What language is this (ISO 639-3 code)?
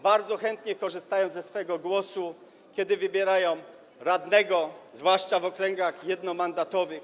pol